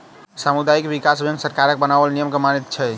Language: Maithili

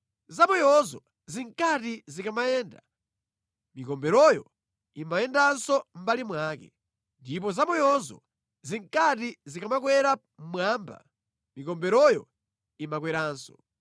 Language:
Nyanja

